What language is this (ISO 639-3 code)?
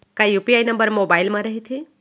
hne